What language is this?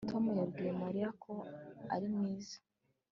Kinyarwanda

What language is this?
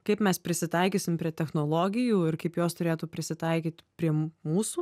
Lithuanian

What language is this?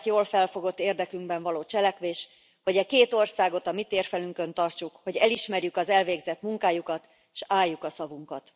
Hungarian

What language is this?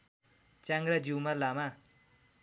Nepali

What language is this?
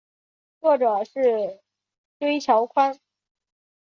Chinese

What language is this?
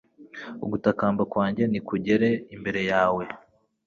Kinyarwanda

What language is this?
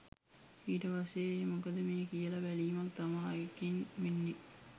Sinhala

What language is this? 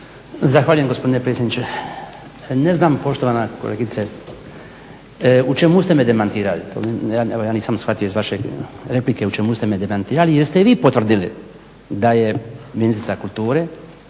Croatian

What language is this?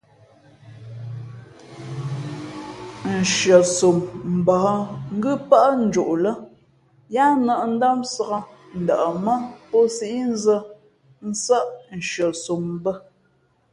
Fe'fe'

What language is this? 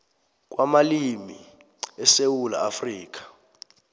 South Ndebele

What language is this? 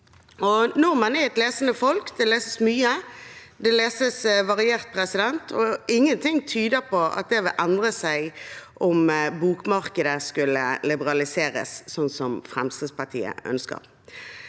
Norwegian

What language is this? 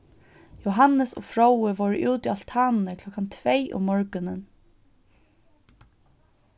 Faroese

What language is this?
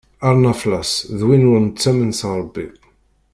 Kabyle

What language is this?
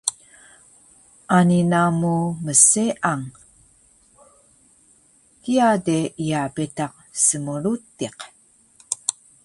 Taroko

